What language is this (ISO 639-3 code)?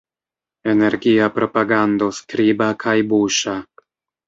epo